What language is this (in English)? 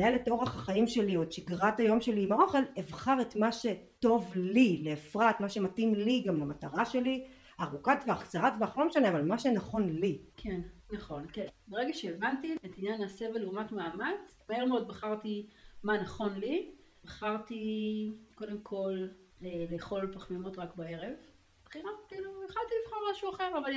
Hebrew